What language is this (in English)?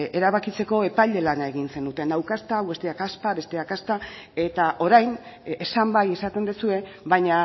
Basque